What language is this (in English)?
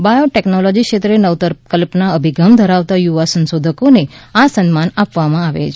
Gujarati